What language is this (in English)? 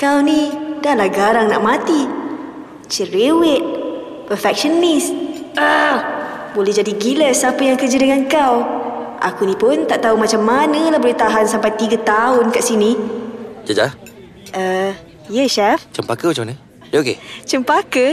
Malay